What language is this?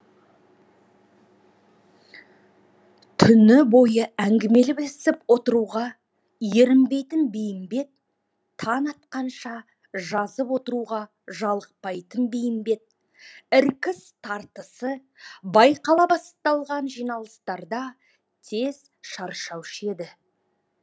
Kazakh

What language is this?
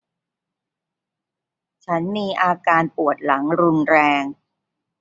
Thai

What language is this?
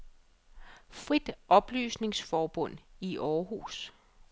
Danish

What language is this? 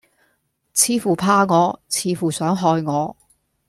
Cantonese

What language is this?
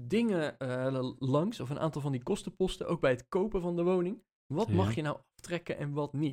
Dutch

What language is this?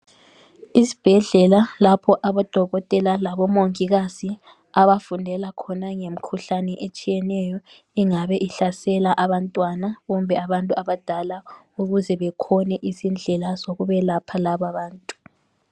North Ndebele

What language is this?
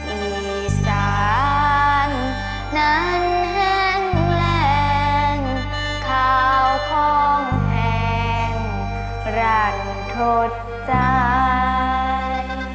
Thai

